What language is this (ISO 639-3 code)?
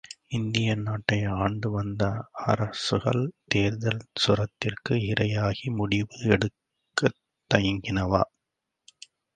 tam